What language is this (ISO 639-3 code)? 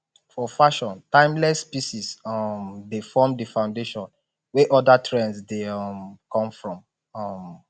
pcm